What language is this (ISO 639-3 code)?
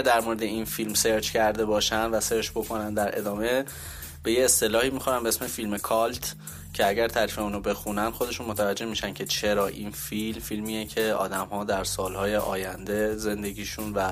fas